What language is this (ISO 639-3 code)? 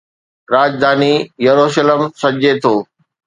snd